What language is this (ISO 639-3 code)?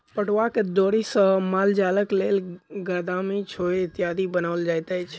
mai